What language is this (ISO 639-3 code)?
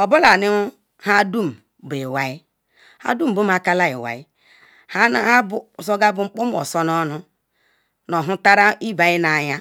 ikw